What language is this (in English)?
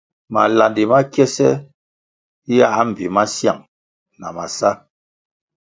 Kwasio